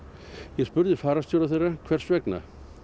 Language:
Icelandic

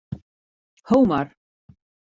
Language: Western Frisian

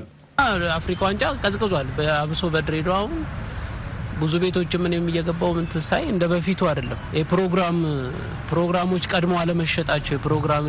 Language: Amharic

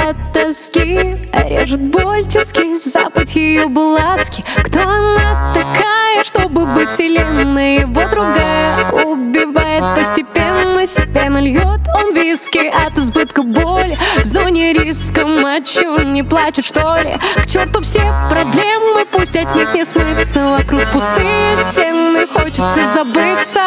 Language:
Russian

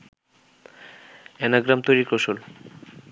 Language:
Bangla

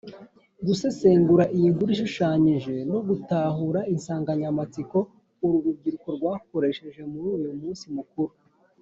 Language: Kinyarwanda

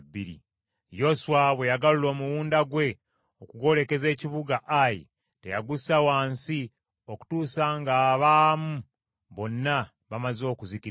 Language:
Ganda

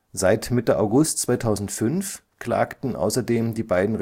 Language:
German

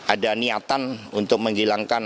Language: Indonesian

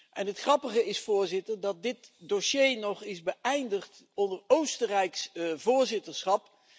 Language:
Dutch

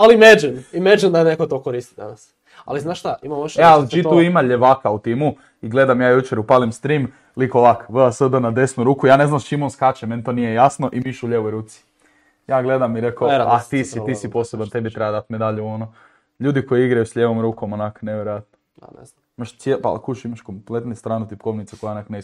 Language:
Croatian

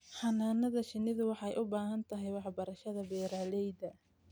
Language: Somali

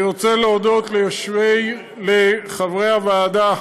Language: Hebrew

